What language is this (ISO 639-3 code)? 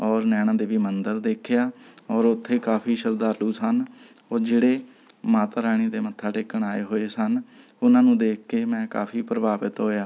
pan